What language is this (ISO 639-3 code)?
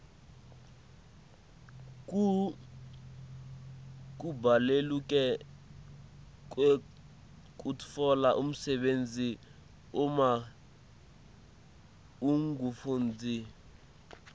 ssw